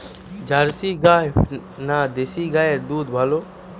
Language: Bangla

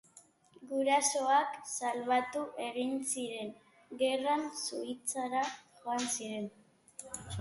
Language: Basque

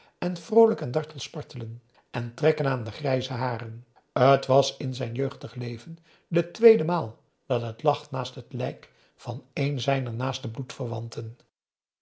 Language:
Dutch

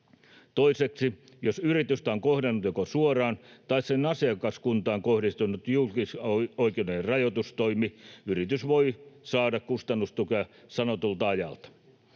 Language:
Finnish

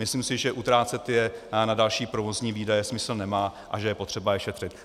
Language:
Czech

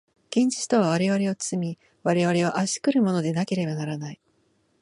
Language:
Japanese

